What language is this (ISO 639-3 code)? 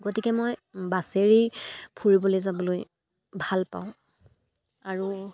asm